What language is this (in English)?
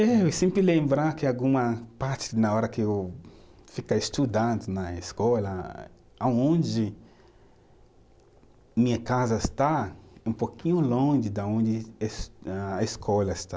Portuguese